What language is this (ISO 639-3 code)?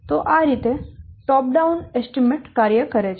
guj